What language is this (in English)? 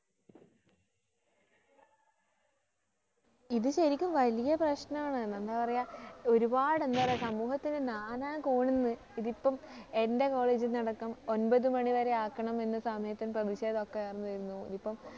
Malayalam